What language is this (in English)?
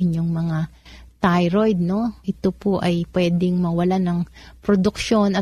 Filipino